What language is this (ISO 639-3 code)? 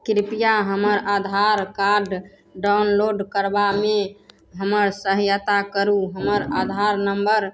mai